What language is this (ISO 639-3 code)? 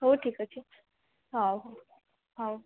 ori